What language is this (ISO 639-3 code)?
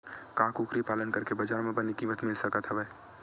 hne